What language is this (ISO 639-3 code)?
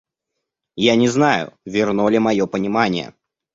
rus